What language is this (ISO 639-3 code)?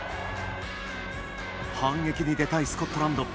jpn